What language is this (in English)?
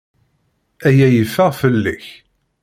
Kabyle